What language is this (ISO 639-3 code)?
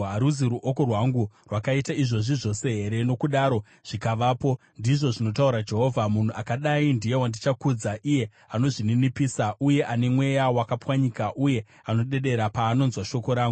sna